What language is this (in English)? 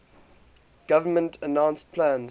English